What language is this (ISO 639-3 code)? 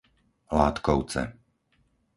slk